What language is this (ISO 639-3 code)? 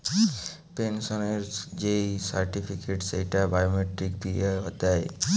ben